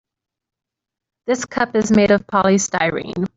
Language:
English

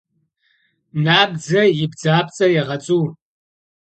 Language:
Kabardian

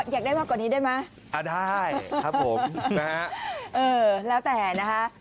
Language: Thai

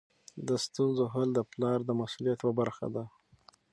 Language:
Pashto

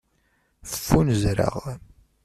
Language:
Kabyle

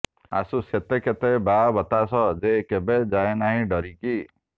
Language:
Odia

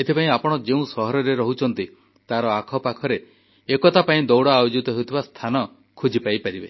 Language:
Odia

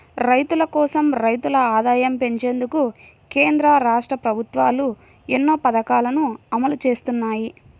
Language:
Telugu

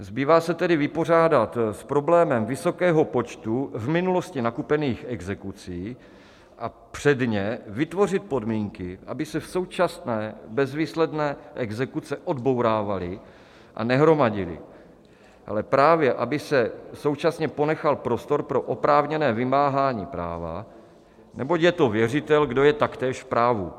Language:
Czech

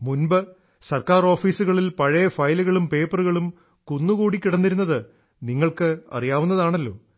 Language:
Malayalam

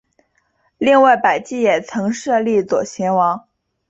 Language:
Chinese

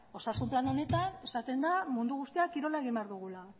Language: Basque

